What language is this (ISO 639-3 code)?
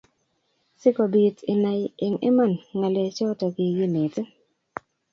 kln